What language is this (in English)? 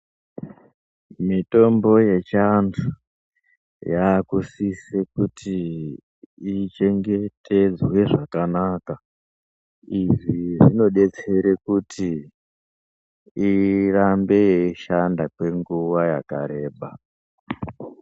Ndau